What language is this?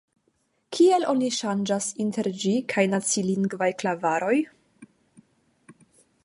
Esperanto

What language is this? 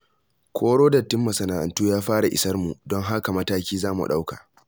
Hausa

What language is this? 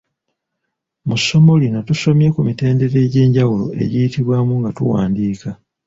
Ganda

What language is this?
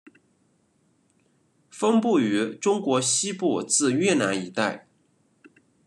Chinese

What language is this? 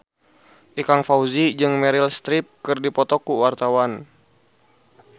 Sundanese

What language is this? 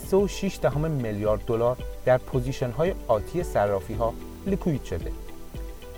Persian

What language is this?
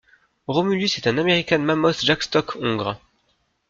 French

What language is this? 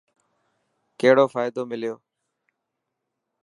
Dhatki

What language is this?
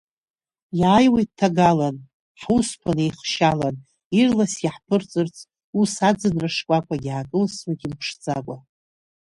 Abkhazian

